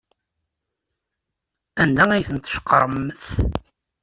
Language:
Kabyle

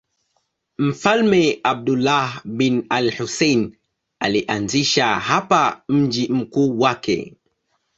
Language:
Swahili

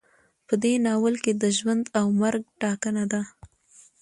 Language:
Pashto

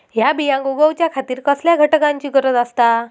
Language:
Marathi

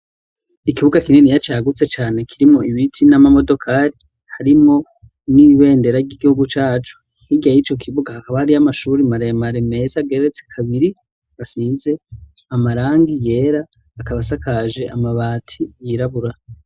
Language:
Rundi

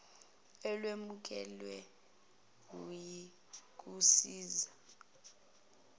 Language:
Zulu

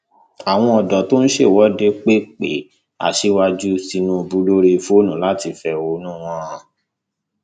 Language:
Yoruba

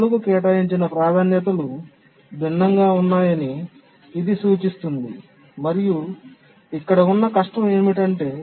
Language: Telugu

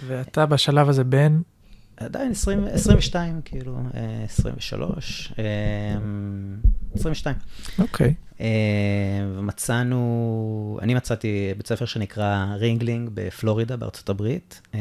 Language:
Hebrew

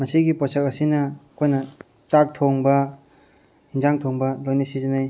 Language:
Manipuri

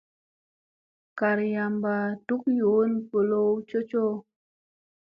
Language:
Musey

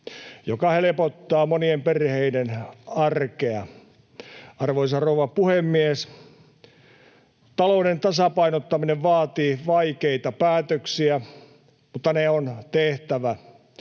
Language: Finnish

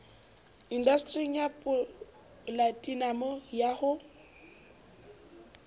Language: Southern Sotho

